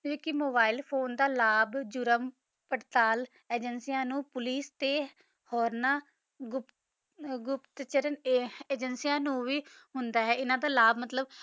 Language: Punjabi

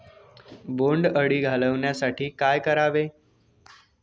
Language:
Marathi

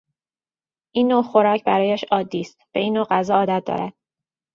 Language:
Persian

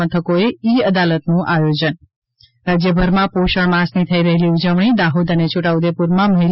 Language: Gujarati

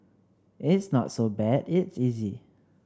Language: English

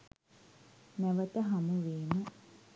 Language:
Sinhala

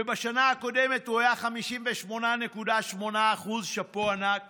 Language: Hebrew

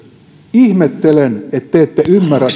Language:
Finnish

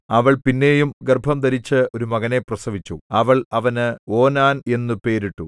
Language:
Malayalam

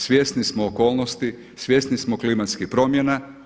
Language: Croatian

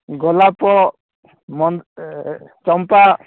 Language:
Odia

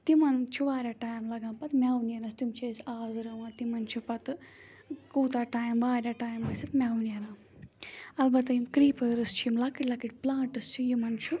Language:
Kashmiri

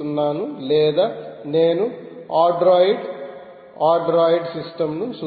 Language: Telugu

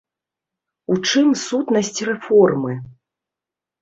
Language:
Belarusian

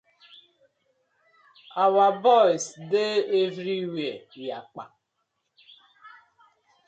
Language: Nigerian Pidgin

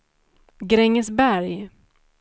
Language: Swedish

